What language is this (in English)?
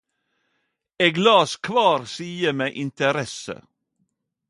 Norwegian Nynorsk